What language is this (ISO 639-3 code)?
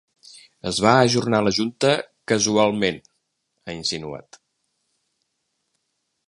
cat